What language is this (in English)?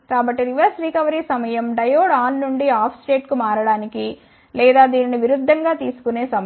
Telugu